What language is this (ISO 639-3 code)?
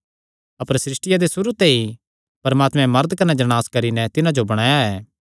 xnr